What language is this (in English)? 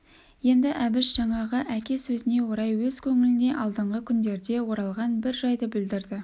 Kazakh